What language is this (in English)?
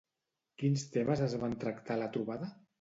Catalan